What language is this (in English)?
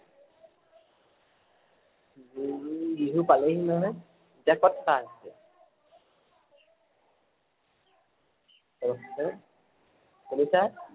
Assamese